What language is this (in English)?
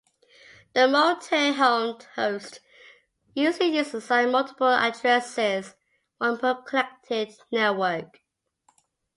English